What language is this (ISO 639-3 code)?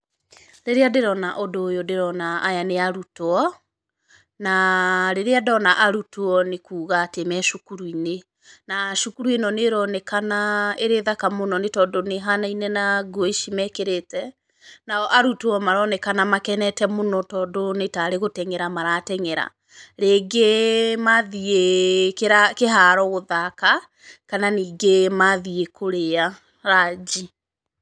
kik